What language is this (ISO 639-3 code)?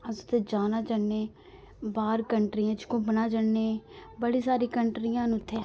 doi